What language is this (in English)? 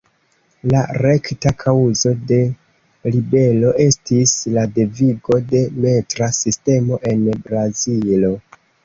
Esperanto